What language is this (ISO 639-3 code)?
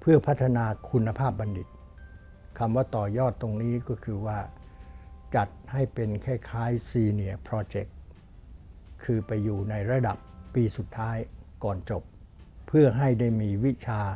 tha